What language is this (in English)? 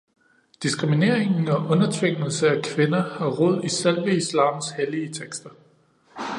Danish